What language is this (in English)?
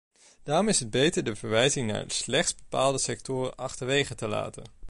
Dutch